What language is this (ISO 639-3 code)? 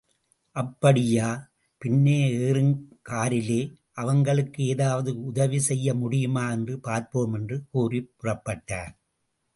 tam